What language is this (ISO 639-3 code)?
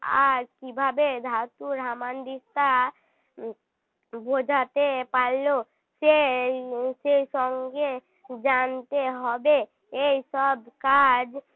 ben